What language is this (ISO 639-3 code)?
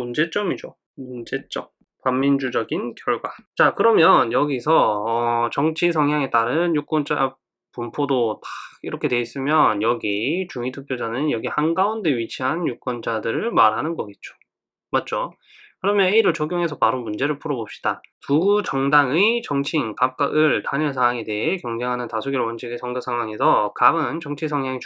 kor